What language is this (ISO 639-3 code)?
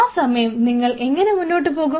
mal